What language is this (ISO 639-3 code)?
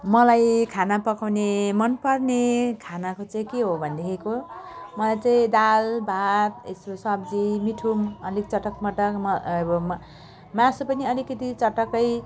nep